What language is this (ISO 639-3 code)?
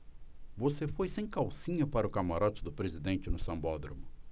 por